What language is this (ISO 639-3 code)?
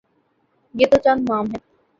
urd